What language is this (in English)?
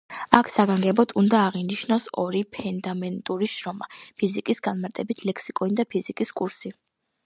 Georgian